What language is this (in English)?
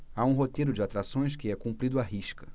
Portuguese